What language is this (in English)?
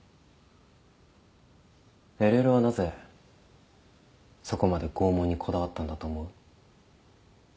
Japanese